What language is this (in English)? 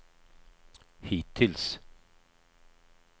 Swedish